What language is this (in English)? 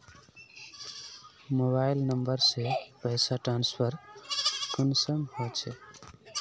Magahi